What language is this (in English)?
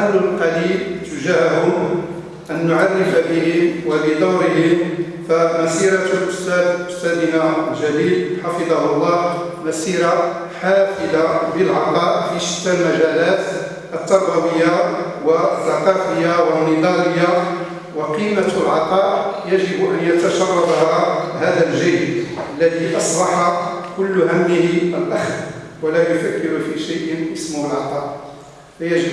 Arabic